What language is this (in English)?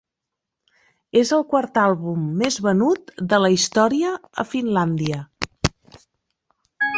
Catalan